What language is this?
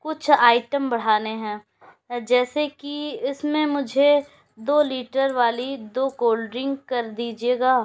Urdu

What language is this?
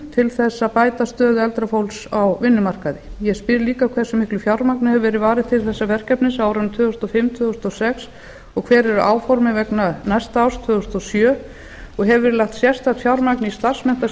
Icelandic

